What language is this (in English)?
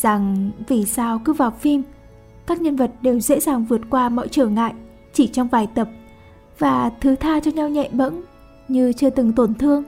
Vietnamese